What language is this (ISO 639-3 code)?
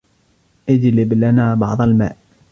ara